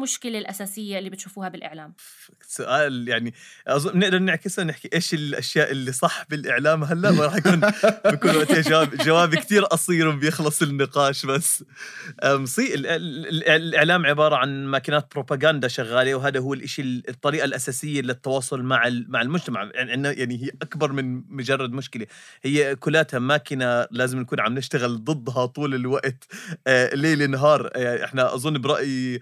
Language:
Arabic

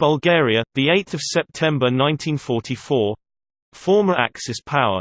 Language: English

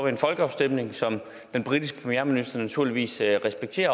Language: Danish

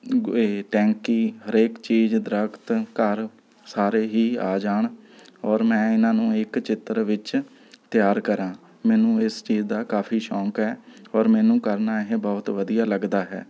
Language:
Punjabi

